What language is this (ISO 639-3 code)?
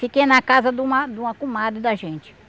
por